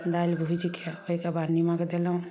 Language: Maithili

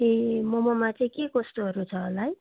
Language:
Nepali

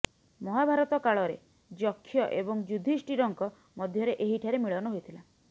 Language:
Odia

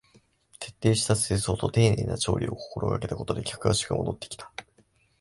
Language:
Japanese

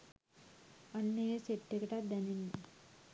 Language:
Sinhala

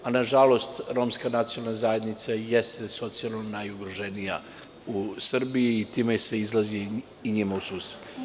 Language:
Serbian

